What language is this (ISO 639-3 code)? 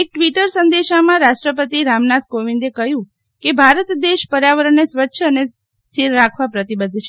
guj